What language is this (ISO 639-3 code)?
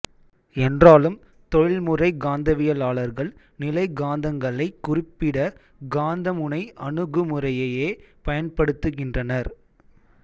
tam